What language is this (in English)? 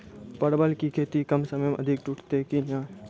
Maithili